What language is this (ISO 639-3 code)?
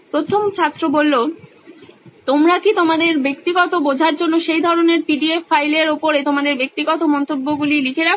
ben